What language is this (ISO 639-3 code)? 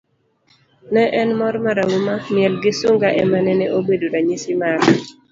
luo